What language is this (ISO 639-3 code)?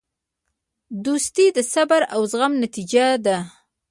pus